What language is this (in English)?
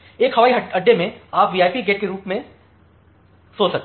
Hindi